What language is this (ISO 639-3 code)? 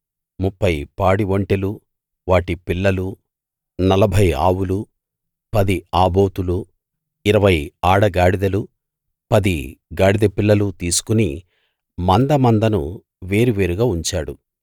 tel